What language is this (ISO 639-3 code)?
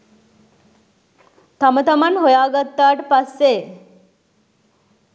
sin